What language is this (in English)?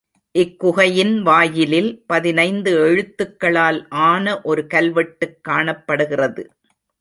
Tamil